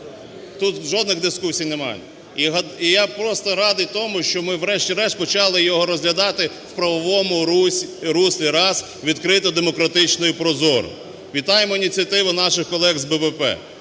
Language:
Ukrainian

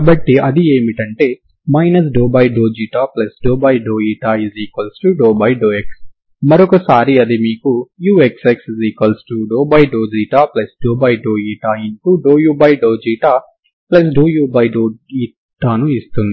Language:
Telugu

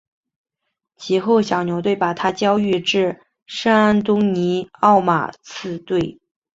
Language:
Chinese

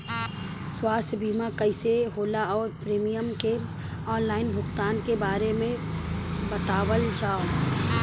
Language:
Bhojpuri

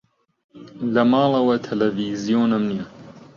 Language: Central Kurdish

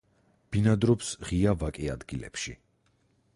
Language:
Georgian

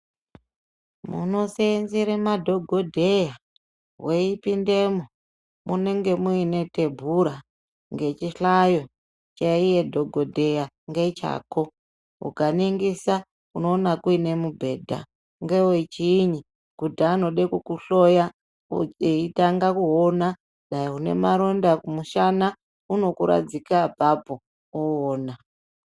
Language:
Ndau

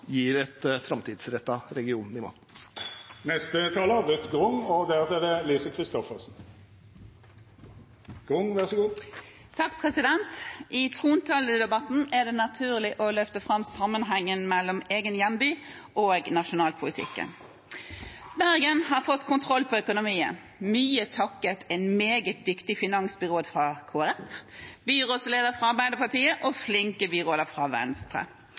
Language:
Norwegian Bokmål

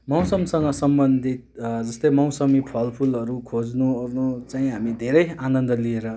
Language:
Nepali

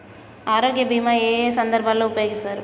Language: Telugu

